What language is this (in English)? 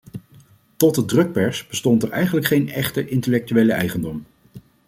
Dutch